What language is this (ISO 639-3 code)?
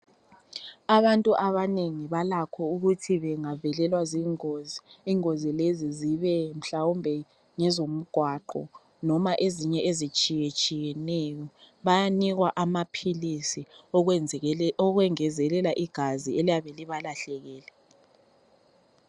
nde